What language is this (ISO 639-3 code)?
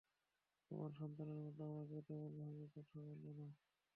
ben